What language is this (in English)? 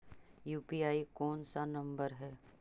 Magahi